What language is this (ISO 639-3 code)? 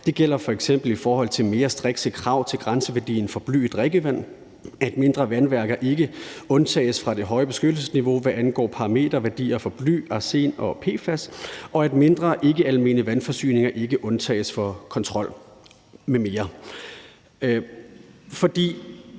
dan